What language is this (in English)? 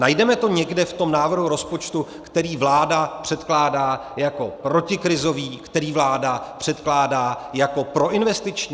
Czech